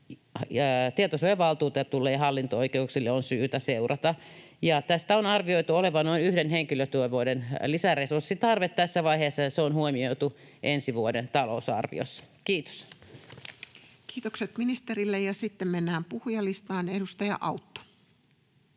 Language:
Finnish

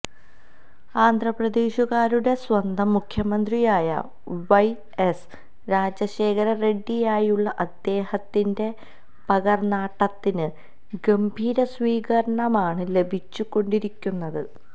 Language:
Malayalam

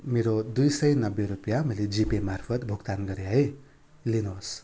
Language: Nepali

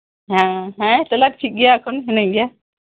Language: Santali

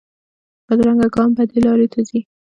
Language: Pashto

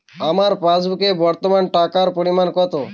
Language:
Bangla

